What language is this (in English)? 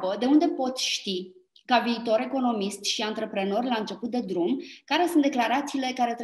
Romanian